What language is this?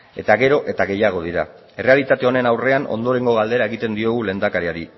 Basque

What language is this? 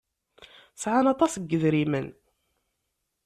Kabyle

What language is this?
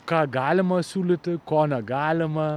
Lithuanian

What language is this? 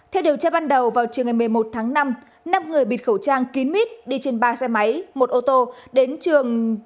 Vietnamese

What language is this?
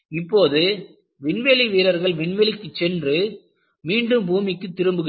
Tamil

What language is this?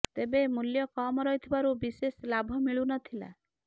Odia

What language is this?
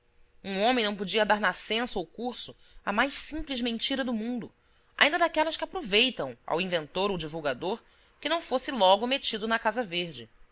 Portuguese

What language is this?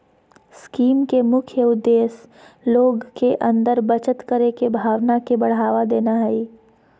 Magahi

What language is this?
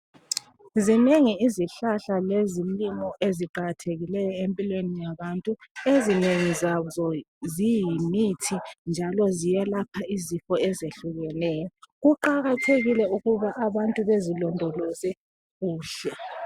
North Ndebele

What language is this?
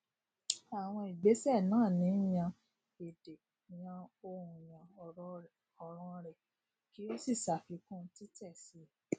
Yoruba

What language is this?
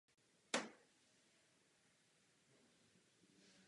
Czech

